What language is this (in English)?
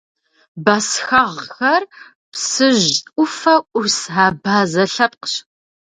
Kabardian